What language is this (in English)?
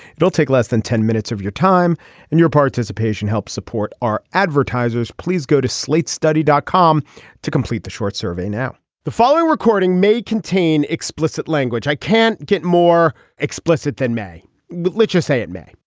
English